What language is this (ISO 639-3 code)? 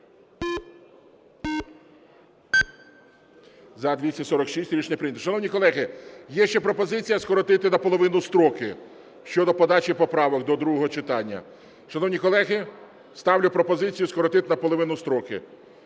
ukr